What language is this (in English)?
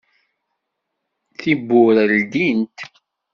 Kabyle